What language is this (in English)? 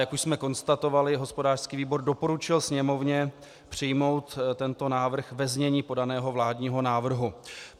Czech